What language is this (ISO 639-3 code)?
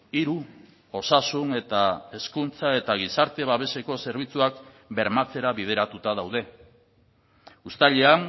eus